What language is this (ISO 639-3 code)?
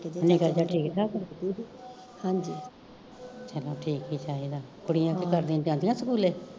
pan